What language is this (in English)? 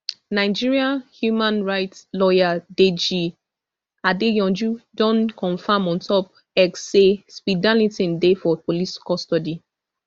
Nigerian Pidgin